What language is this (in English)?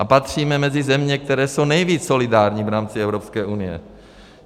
Czech